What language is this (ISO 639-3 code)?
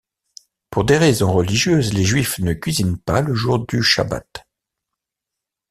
fra